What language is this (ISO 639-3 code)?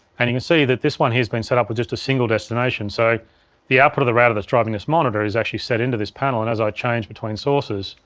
eng